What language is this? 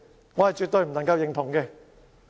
Cantonese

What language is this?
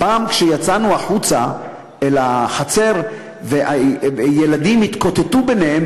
Hebrew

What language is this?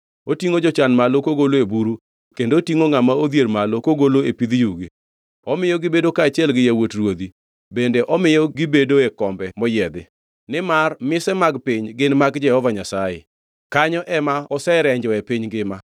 Luo (Kenya and Tanzania)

